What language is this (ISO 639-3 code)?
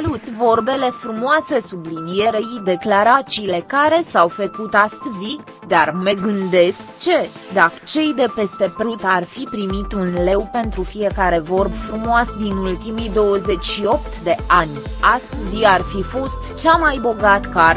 ron